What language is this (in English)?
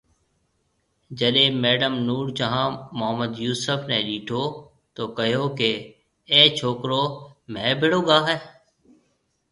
Marwari (Pakistan)